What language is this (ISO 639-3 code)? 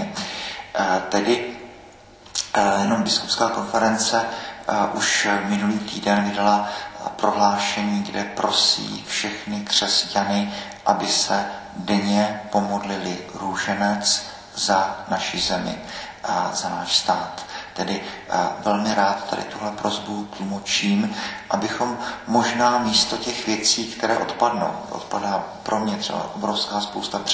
ces